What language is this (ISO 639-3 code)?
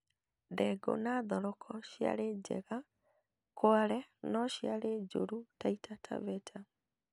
kik